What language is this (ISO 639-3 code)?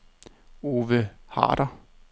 dan